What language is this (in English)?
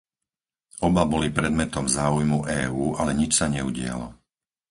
Slovak